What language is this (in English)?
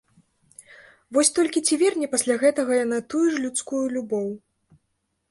Belarusian